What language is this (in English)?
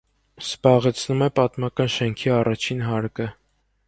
Armenian